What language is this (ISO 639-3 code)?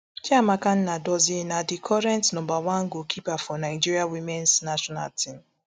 pcm